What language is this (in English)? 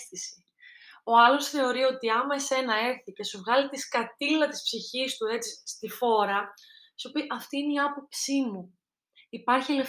Greek